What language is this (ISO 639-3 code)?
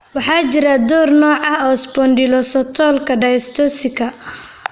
som